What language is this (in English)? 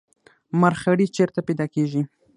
Pashto